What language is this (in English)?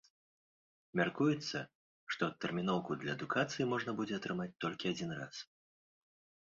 Belarusian